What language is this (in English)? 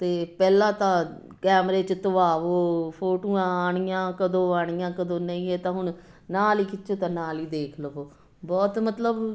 Punjabi